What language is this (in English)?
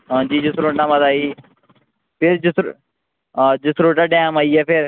Dogri